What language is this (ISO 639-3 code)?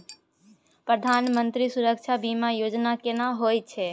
mai